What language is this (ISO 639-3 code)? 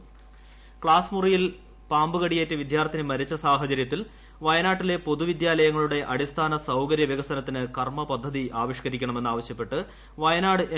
mal